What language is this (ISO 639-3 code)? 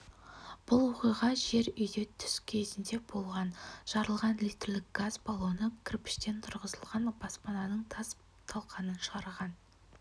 kaz